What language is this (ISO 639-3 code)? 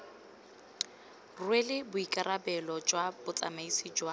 tsn